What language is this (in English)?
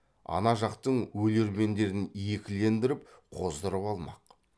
Kazakh